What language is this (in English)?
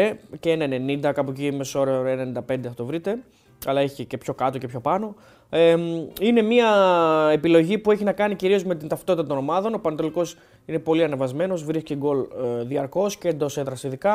Greek